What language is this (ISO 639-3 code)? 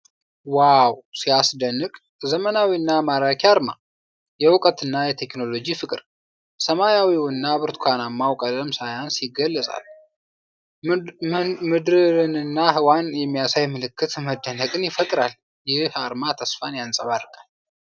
amh